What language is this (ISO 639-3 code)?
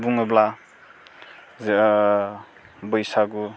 brx